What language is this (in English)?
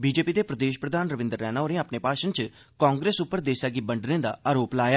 Dogri